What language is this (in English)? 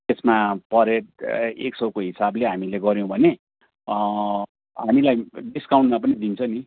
Nepali